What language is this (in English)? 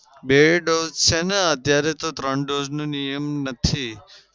Gujarati